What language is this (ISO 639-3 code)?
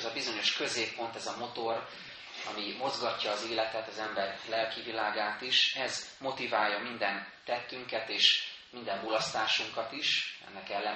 hun